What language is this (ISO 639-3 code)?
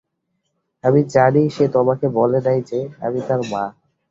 ben